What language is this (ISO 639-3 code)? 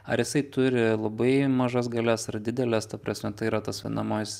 lit